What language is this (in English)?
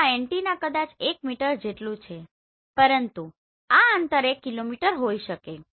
Gujarati